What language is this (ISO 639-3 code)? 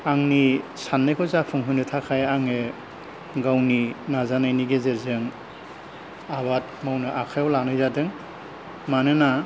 brx